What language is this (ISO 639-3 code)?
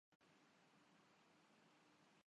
urd